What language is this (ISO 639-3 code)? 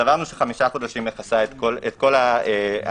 heb